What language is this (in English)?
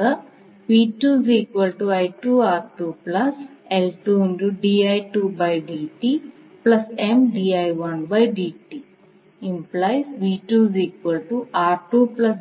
Malayalam